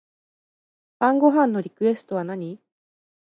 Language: Japanese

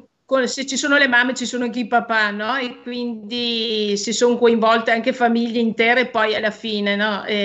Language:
Italian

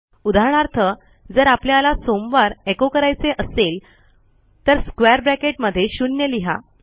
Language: Marathi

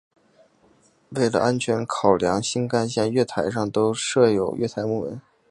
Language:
Chinese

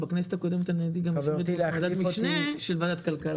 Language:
Hebrew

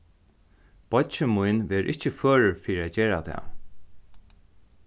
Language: Faroese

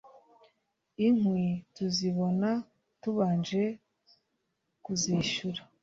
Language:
Kinyarwanda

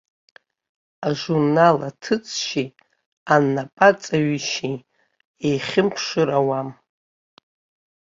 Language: Abkhazian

